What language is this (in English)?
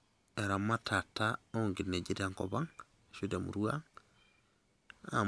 Masai